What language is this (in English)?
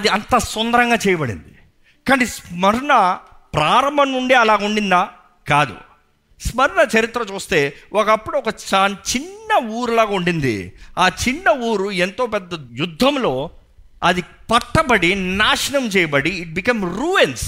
Telugu